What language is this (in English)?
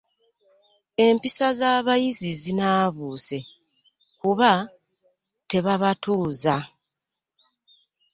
Ganda